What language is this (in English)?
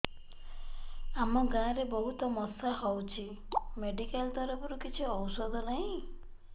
Odia